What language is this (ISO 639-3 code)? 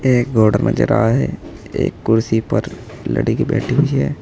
hin